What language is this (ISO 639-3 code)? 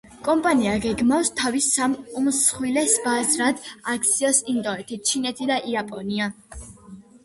kat